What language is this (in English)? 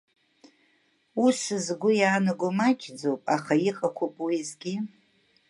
Abkhazian